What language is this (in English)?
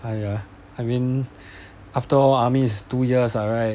English